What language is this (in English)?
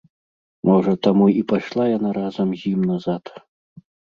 Belarusian